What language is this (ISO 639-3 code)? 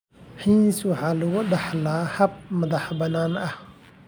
som